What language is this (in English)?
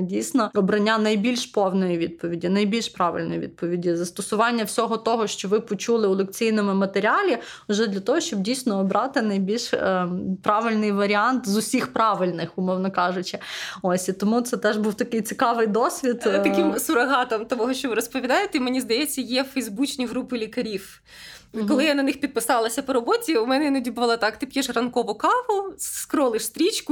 Ukrainian